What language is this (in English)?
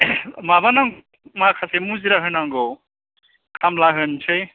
Bodo